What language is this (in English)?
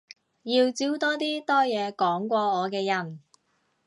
Cantonese